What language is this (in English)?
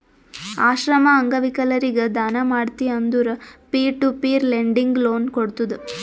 Kannada